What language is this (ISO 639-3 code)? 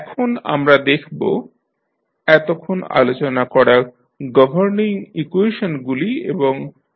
ben